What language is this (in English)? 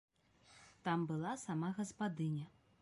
Belarusian